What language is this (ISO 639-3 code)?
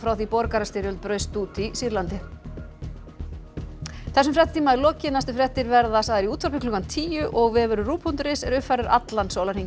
isl